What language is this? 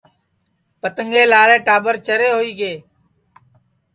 Sansi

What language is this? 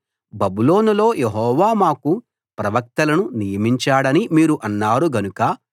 Telugu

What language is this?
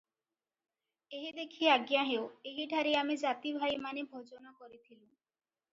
Odia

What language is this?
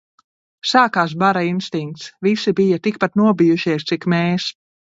Latvian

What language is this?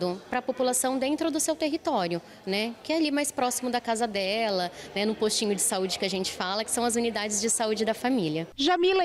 Portuguese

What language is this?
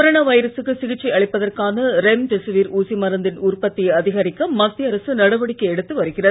Tamil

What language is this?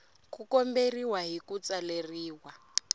Tsonga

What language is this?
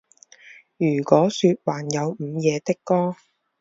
Chinese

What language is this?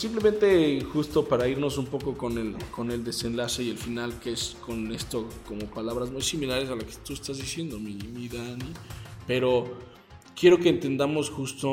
Spanish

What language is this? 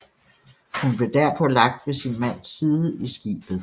Danish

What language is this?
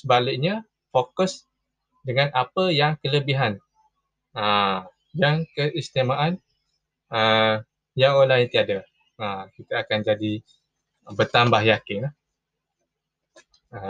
Malay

